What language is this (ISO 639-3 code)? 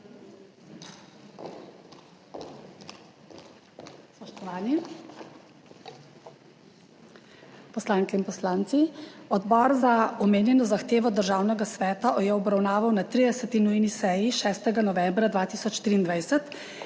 slv